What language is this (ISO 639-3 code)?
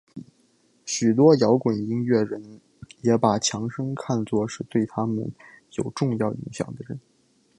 zho